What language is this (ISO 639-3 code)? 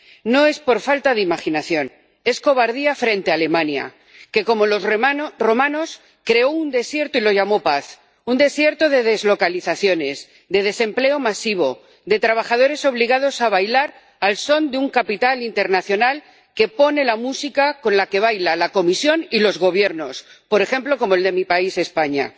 spa